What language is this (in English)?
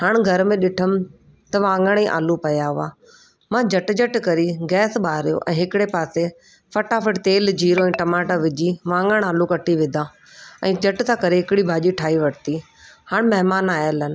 Sindhi